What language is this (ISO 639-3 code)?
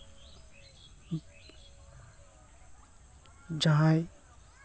sat